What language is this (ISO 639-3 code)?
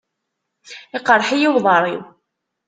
kab